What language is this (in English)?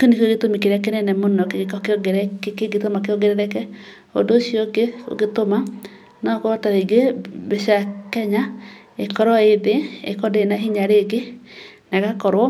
Kikuyu